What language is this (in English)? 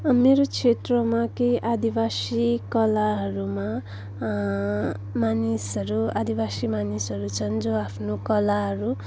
Nepali